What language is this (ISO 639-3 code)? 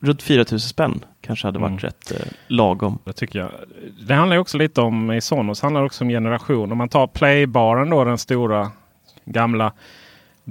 swe